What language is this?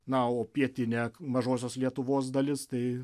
Lithuanian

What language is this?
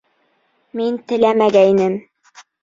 Bashkir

